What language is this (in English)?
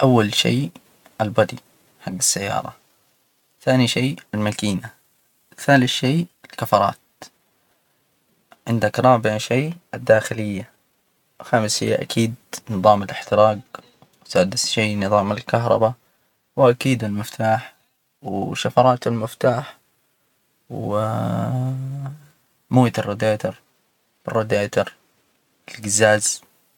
Hijazi Arabic